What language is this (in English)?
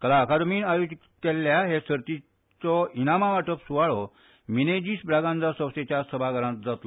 Konkani